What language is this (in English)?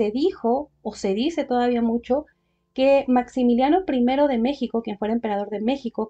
Spanish